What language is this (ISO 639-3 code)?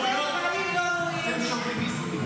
heb